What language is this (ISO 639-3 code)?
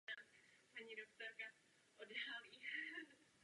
ces